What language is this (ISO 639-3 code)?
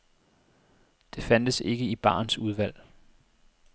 dan